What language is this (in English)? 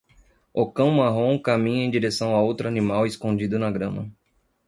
Portuguese